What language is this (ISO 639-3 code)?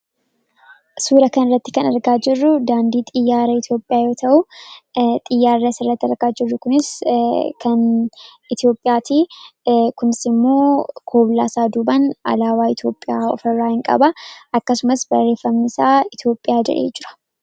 orm